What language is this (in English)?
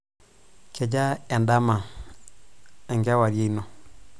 Masai